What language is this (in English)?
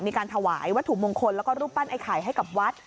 Thai